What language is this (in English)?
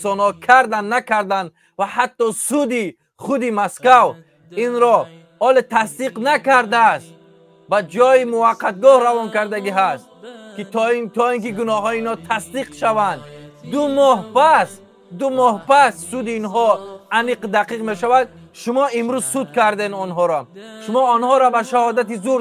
Persian